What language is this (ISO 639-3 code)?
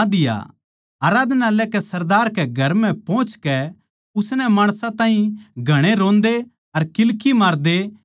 bgc